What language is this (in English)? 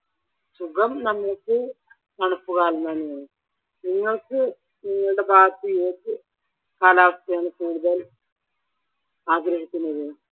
Malayalam